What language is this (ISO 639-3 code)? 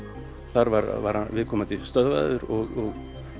isl